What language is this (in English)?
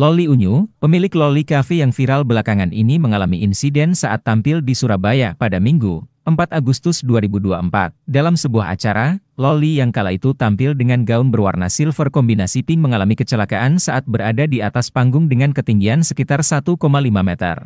Indonesian